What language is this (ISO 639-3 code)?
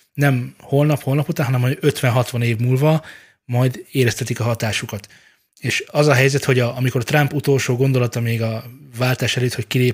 hun